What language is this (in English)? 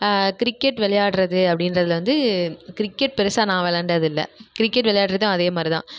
Tamil